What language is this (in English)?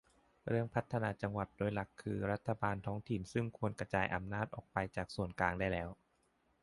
Thai